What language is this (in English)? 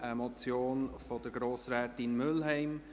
Swiss German